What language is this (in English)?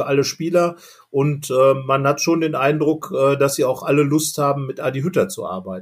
German